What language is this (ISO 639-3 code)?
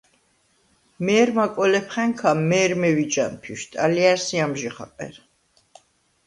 sva